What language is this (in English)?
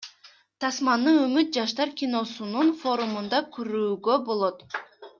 Kyrgyz